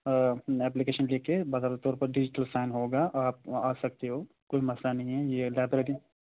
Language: Urdu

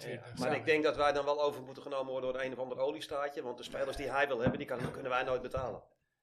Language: Dutch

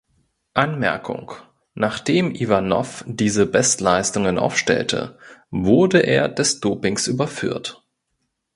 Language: German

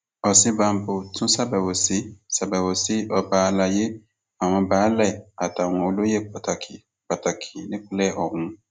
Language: Yoruba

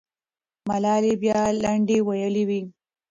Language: Pashto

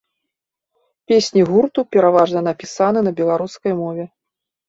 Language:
Belarusian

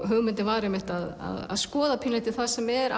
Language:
Icelandic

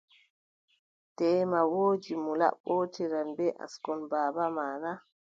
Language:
Adamawa Fulfulde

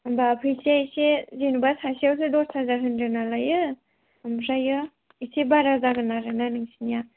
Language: Bodo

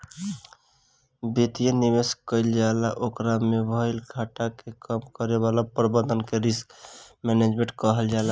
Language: Bhojpuri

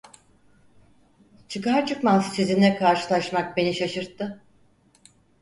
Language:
Turkish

